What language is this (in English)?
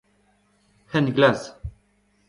Breton